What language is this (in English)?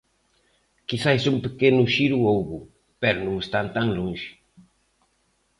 Galician